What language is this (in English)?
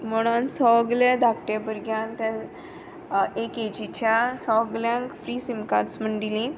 Konkani